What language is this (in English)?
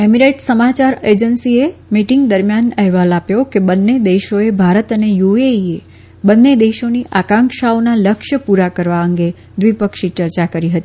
Gujarati